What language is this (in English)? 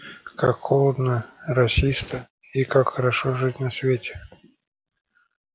Russian